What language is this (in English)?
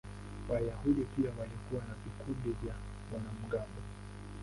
Swahili